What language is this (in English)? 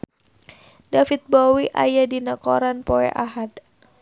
Sundanese